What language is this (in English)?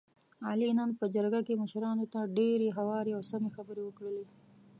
Pashto